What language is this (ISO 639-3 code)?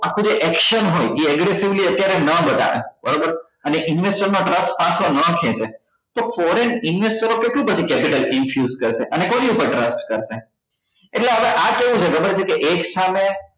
guj